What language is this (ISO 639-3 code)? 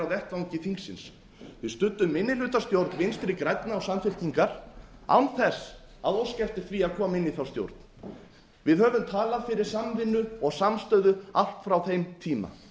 isl